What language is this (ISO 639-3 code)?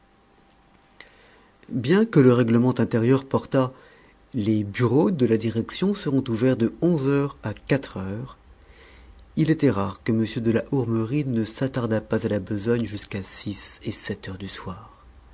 fra